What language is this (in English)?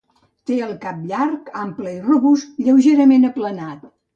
Catalan